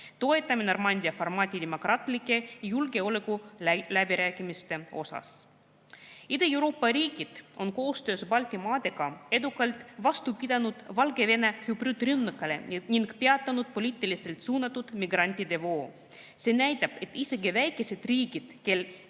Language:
Estonian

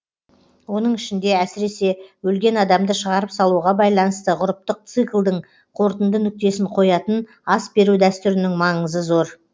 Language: Kazakh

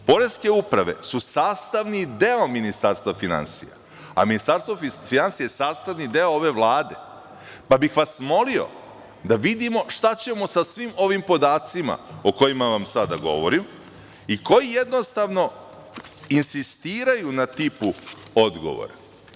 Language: Serbian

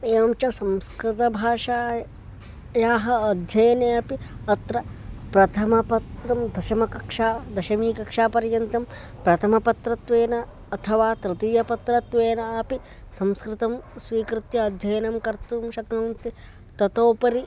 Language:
Sanskrit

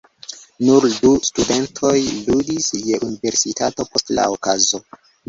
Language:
Esperanto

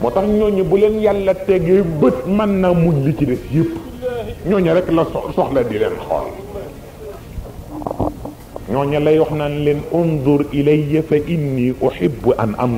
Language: Arabic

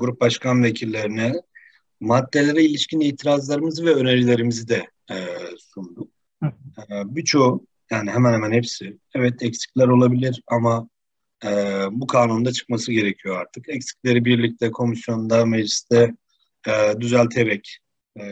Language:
Turkish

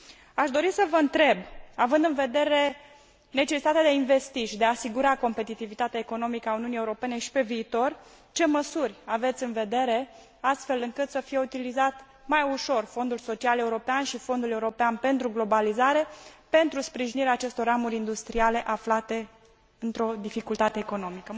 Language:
Romanian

